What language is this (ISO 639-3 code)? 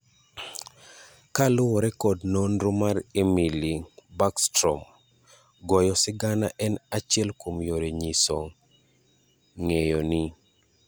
luo